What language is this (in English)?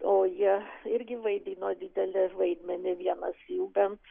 Lithuanian